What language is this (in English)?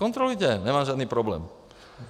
Czech